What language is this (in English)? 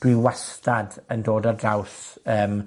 Welsh